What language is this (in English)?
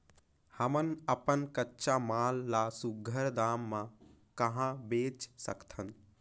Chhattisgarhi